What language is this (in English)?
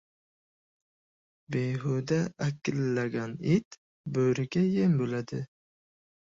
Uzbek